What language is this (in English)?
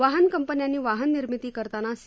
Marathi